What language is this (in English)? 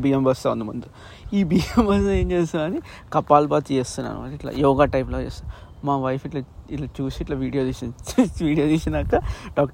Telugu